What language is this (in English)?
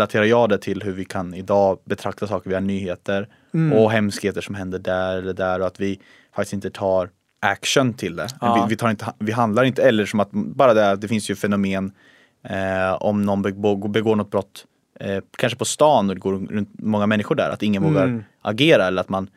Swedish